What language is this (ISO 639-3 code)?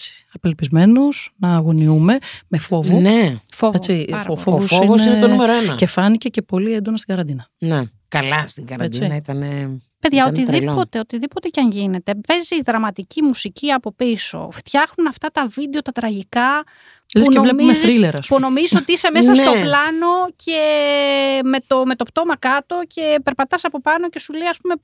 ell